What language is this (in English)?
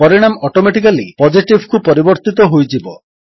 Odia